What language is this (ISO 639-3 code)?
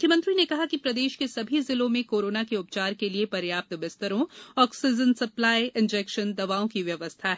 hin